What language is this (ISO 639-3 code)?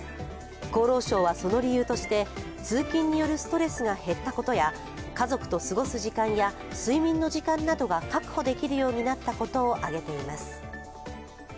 jpn